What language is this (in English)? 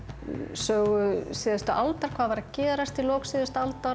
Icelandic